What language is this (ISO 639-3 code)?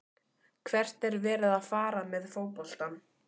isl